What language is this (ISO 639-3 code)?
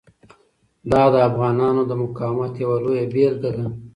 pus